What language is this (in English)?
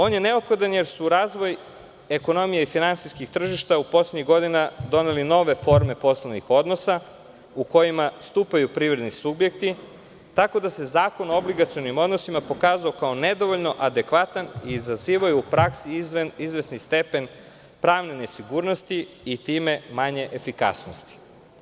Serbian